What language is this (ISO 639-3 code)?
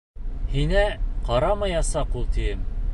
bak